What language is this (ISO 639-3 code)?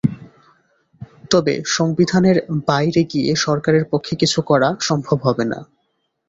ben